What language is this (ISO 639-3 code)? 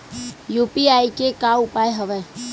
hne